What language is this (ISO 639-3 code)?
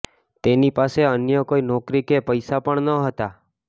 guj